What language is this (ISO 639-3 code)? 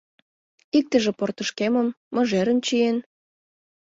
chm